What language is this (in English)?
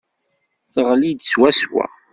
Kabyle